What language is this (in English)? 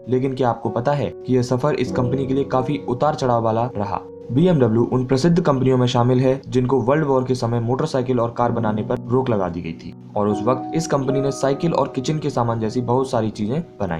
Hindi